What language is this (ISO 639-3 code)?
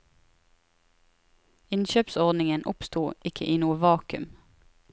nor